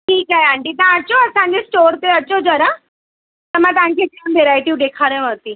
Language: Sindhi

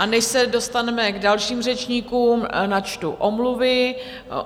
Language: Czech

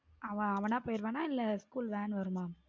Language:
Tamil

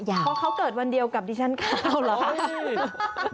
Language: Thai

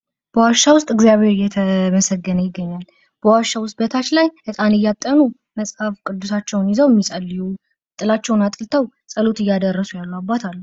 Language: Amharic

